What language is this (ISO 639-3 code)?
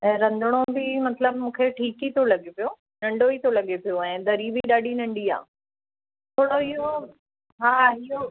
snd